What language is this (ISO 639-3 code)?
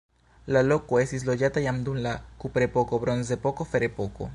epo